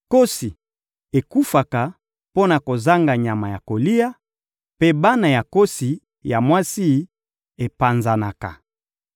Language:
Lingala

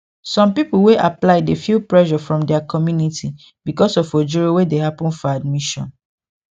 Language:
Nigerian Pidgin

